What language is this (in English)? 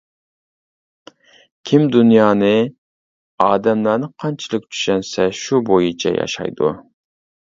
Uyghur